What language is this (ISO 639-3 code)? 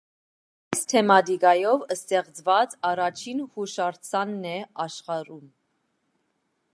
hye